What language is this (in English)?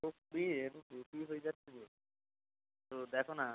Bangla